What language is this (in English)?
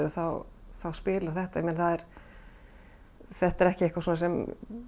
Icelandic